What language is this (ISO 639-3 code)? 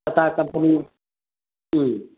mni